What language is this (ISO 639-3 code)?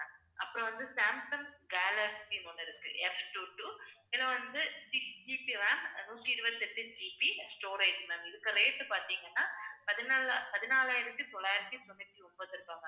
tam